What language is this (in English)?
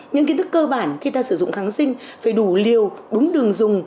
Vietnamese